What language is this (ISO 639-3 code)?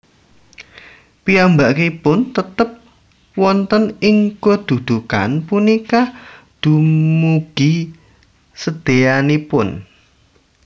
jav